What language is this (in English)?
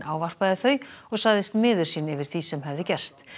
Icelandic